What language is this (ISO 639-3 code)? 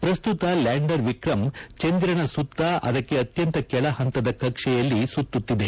kan